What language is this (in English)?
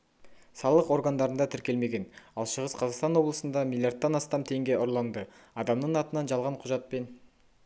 Kazakh